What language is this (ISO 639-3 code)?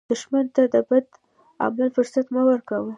pus